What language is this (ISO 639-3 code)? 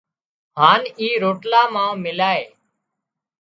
kxp